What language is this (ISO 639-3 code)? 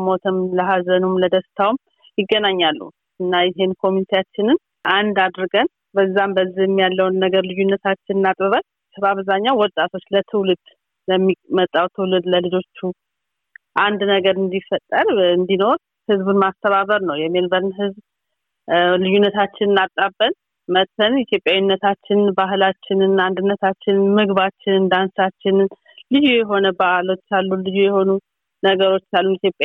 amh